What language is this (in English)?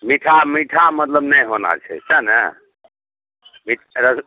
Maithili